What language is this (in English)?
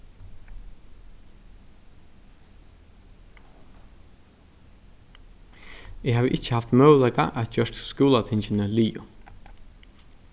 Faroese